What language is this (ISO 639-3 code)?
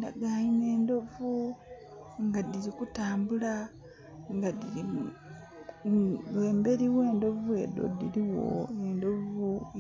xog